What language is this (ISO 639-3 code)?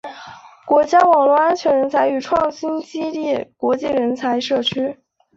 zho